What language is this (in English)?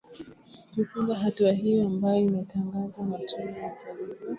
Swahili